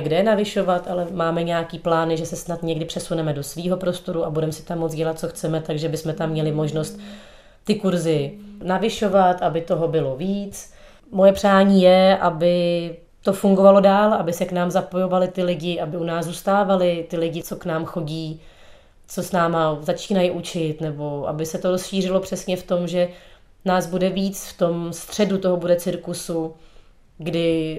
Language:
Czech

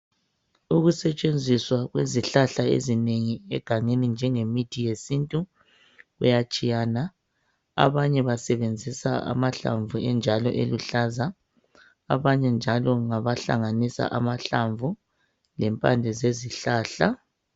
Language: North Ndebele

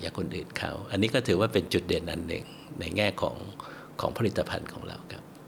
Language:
Thai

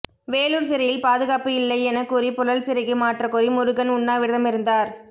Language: Tamil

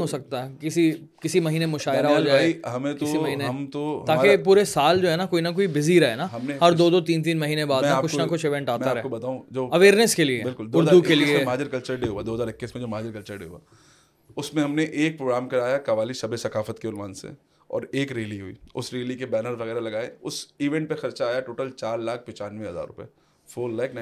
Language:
Urdu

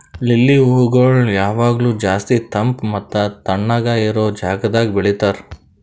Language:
Kannada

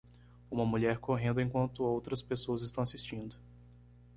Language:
Portuguese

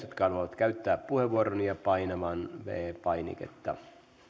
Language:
Finnish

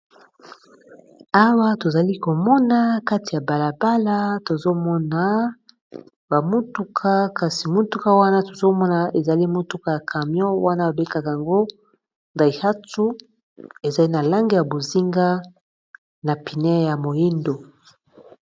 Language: Lingala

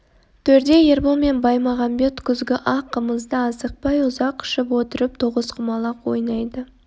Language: Kazakh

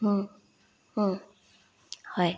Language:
Assamese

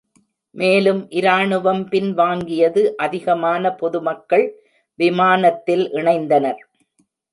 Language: Tamil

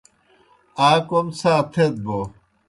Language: Kohistani Shina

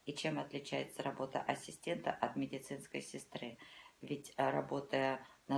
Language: Russian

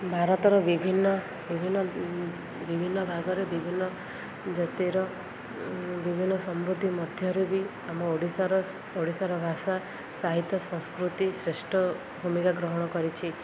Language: Odia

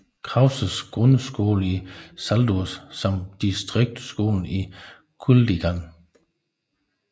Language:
Danish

